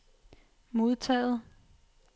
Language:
Danish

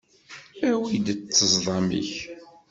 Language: Kabyle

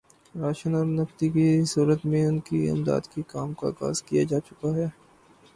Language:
Urdu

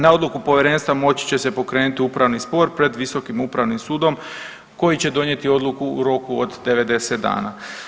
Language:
Croatian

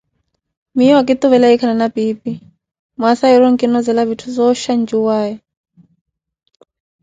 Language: Koti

